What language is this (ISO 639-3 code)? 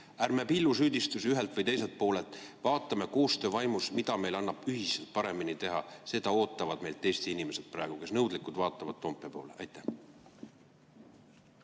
est